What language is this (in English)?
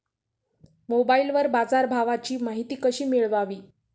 Marathi